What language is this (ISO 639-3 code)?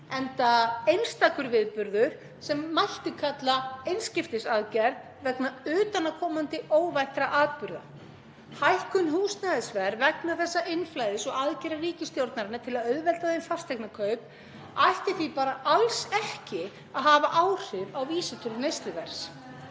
isl